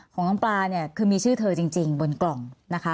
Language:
Thai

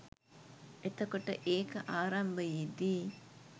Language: Sinhala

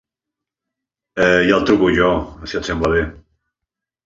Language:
Catalan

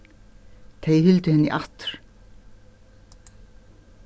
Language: Faroese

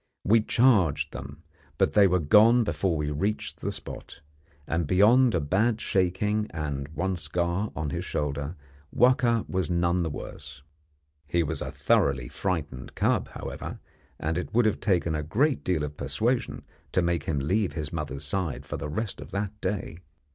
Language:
English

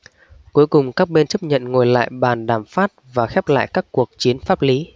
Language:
Vietnamese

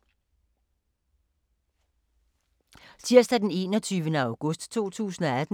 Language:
Danish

